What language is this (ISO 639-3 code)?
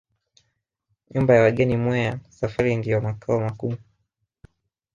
swa